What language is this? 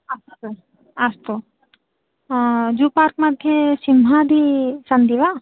Sanskrit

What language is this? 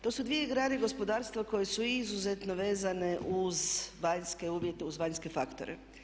Croatian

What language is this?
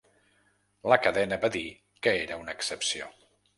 Catalan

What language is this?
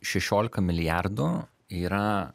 Lithuanian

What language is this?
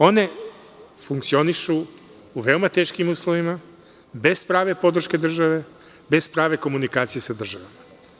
Serbian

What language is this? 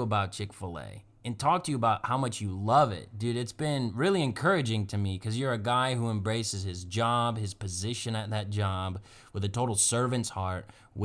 English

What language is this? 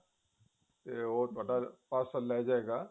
Punjabi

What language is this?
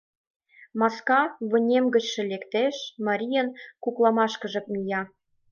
Mari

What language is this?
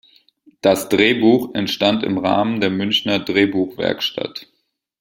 German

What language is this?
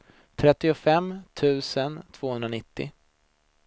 Swedish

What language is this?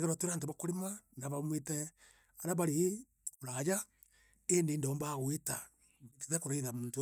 Meru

